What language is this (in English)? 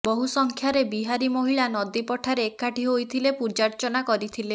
Odia